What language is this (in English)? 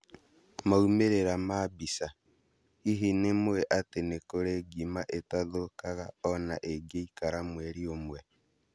Kikuyu